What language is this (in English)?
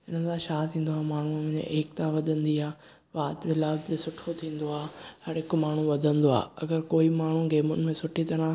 Sindhi